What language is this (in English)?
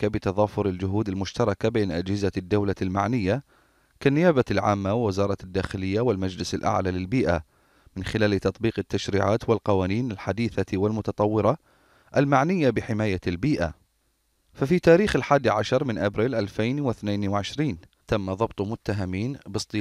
Arabic